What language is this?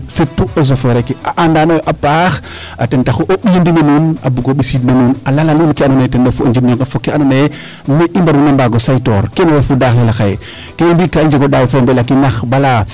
Serer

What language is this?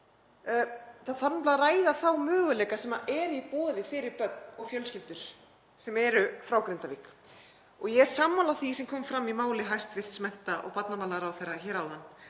Icelandic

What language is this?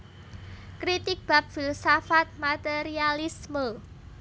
Javanese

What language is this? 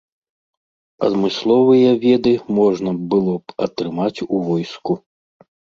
Belarusian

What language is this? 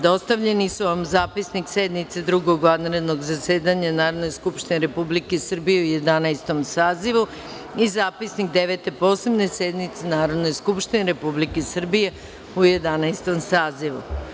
Serbian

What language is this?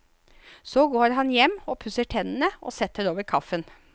Norwegian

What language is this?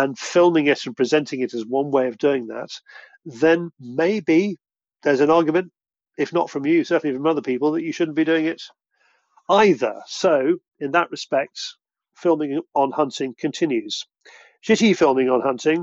English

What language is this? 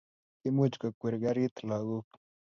Kalenjin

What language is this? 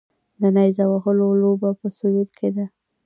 Pashto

